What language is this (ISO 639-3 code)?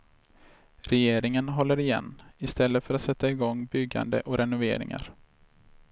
swe